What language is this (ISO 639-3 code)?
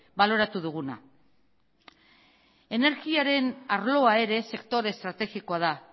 eus